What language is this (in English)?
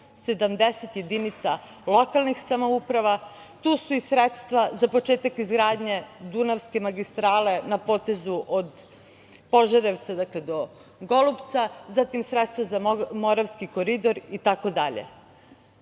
Serbian